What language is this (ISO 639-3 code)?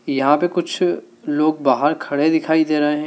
hin